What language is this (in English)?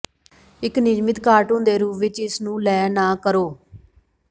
Punjabi